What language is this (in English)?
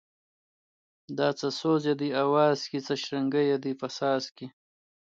Pashto